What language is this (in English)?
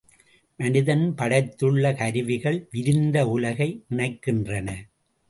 Tamil